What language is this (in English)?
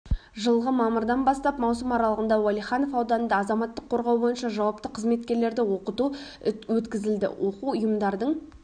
Kazakh